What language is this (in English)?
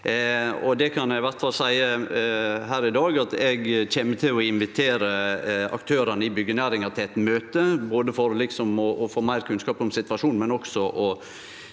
Norwegian